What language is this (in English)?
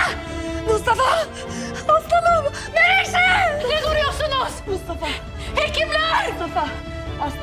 Turkish